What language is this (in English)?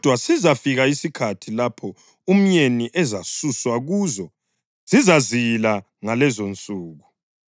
North Ndebele